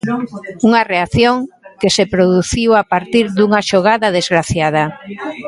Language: Galician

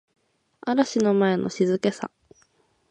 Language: Japanese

